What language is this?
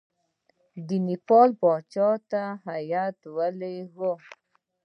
Pashto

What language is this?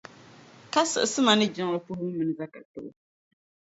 Dagbani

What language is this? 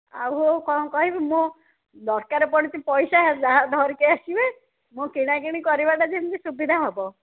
Odia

